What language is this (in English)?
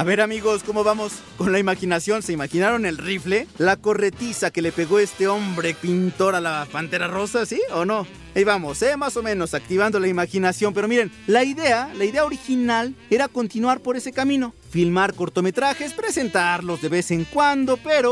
Spanish